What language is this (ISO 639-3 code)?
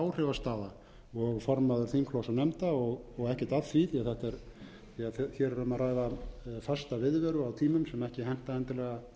isl